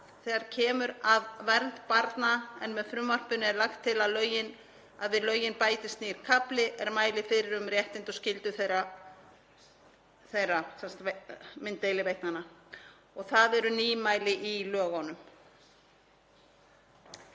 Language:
Icelandic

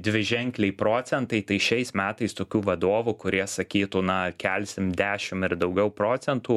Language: Lithuanian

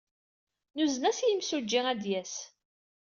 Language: Kabyle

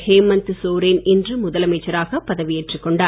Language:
Tamil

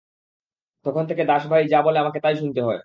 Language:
Bangla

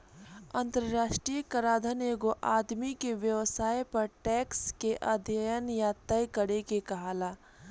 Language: Bhojpuri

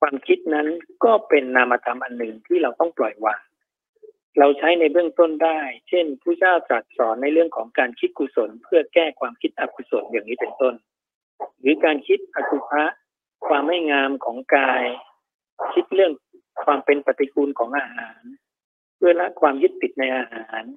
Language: Thai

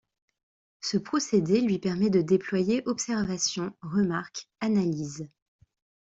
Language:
French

